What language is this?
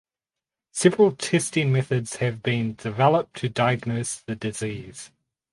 English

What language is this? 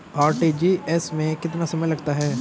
Hindi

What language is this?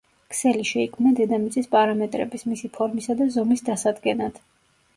Georgian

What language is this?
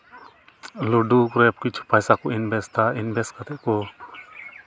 Santali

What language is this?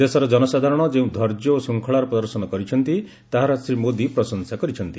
Odia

